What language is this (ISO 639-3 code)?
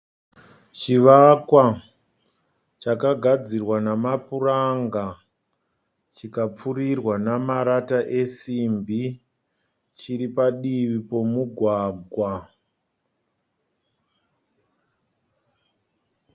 sna